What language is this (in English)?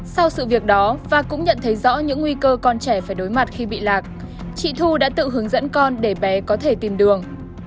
Vietnamese